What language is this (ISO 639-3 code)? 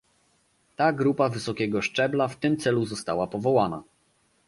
pol